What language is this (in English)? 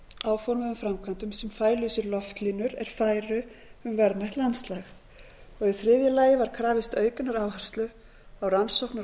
Icelandic